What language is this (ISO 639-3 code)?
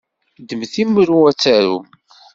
kab